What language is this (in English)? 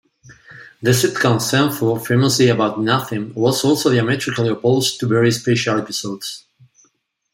English